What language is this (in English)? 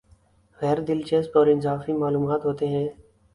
Urdu